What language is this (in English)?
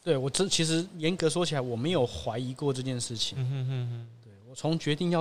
Chinese